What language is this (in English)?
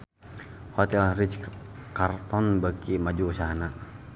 Sundanese